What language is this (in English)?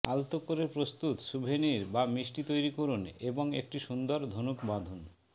Bangla